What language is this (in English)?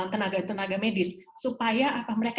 Indonesian